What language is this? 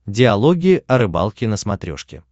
Russian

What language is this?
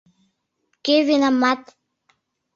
Mari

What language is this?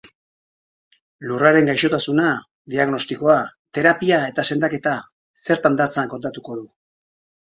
Basque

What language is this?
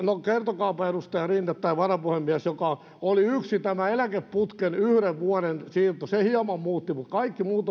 Finnish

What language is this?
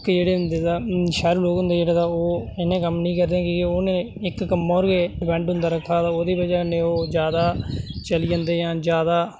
Dogri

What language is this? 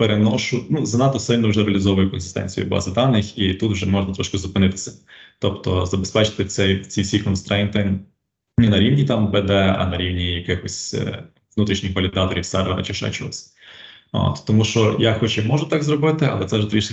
Ukrainian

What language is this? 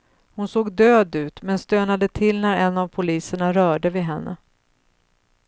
Swedish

